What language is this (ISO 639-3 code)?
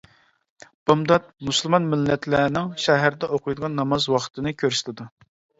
uig